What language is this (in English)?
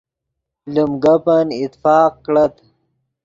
Yidgha